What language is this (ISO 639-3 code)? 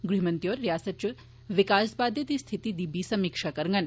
doi